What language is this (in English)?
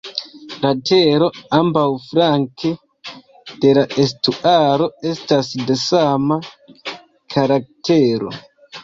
Esperanto